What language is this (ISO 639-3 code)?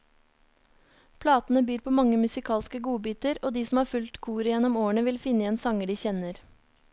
nor